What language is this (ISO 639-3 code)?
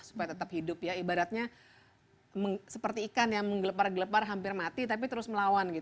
ind